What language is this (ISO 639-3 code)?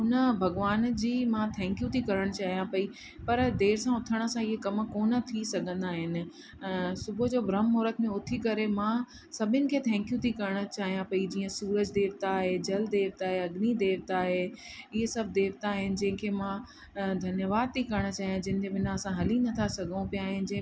snd